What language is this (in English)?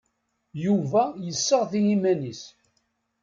Kabyle